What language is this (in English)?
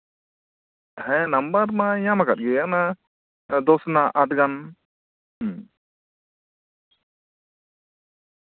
Santali